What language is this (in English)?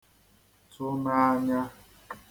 Igbo